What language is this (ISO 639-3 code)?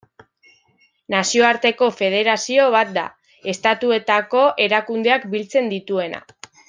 eus